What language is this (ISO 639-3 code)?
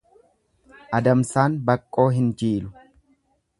orm